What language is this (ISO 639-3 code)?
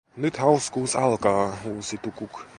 fin